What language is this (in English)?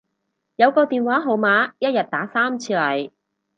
Cantonese